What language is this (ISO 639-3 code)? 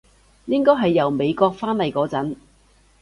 yue